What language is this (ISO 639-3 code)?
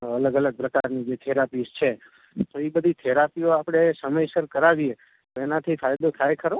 guj